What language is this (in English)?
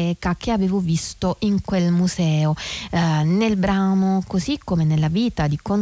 Italian